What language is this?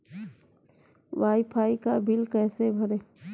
Hindi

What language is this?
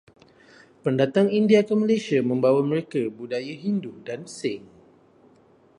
Malay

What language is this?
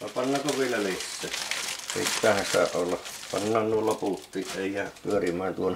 Finnish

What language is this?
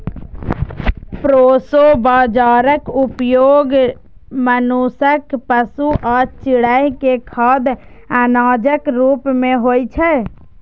Maithili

